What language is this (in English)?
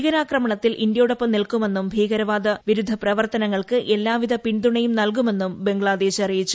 Malayalam